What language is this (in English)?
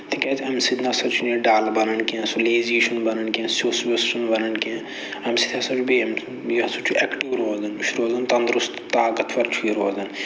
Kashmiri